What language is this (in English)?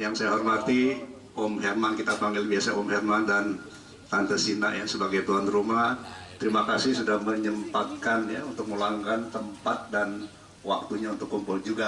Indonesian